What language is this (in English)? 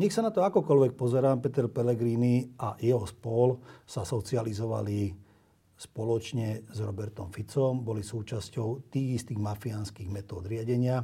Slovak